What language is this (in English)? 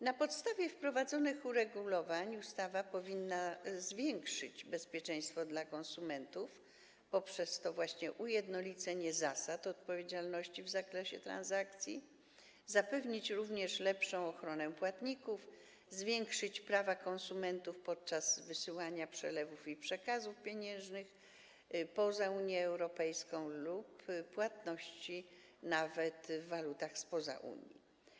Polish